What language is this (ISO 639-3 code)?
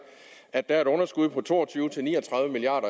dan